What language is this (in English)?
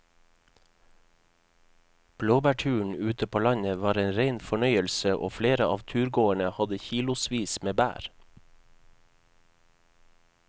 Norwegian